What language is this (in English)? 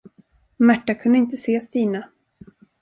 Swedish